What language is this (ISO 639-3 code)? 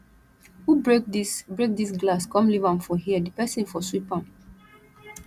pcm